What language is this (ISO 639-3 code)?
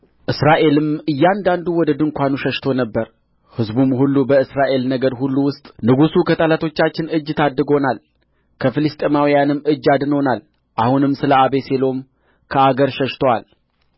amh